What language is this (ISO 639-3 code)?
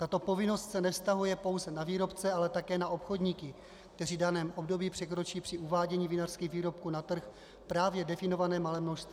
ces